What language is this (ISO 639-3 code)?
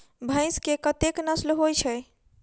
mai